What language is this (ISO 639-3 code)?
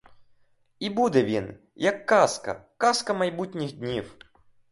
ukr